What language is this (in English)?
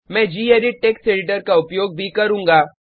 Hindi